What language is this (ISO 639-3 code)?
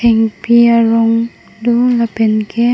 mjw